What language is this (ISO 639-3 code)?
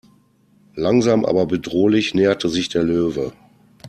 deu